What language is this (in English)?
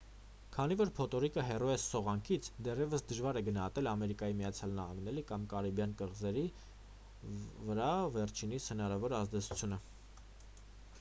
Armenian